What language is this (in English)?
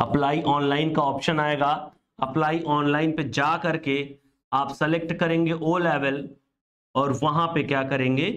Hindi